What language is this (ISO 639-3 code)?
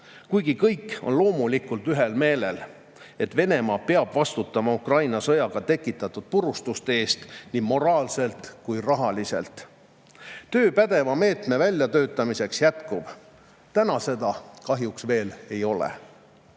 est